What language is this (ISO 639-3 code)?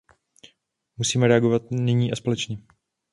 ces